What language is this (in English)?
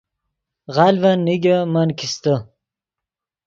Yidgha